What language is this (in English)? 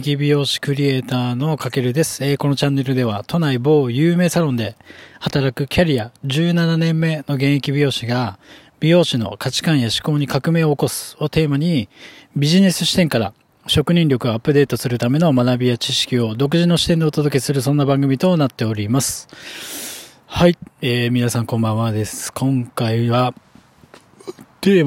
Japanese